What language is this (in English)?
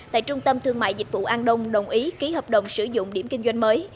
Vietnamese